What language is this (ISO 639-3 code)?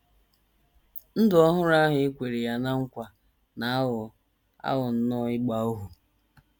ibo